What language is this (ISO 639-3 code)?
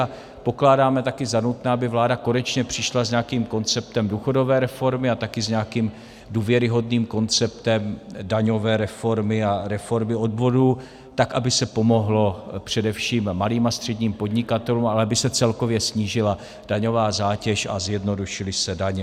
ces